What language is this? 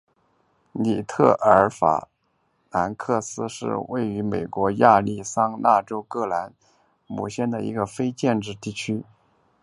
Chinese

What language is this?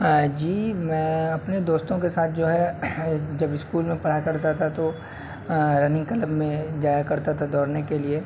Urdu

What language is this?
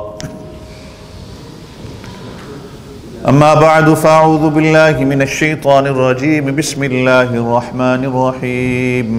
Arabic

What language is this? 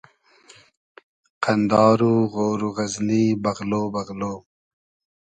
Hazaragi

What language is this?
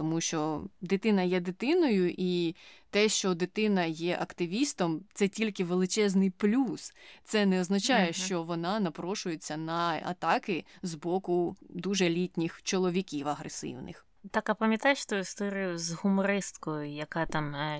Ukrainian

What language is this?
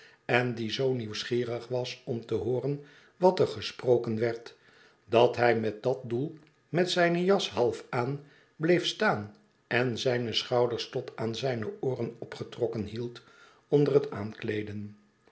Dutch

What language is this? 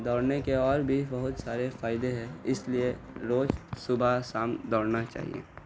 Urdu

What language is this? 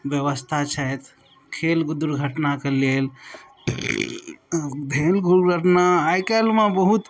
Maithili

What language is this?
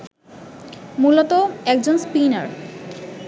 Bangla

